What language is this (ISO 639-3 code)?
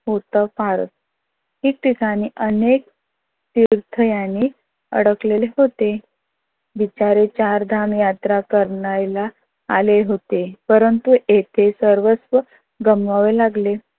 mar